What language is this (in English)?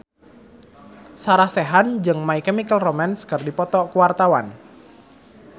Sundanese